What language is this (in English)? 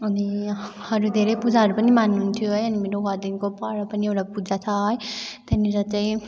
Nepali